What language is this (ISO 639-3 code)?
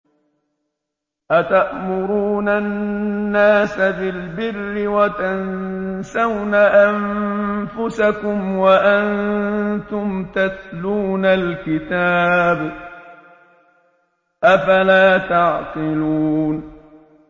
ara